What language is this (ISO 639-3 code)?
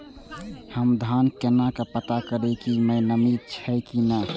mai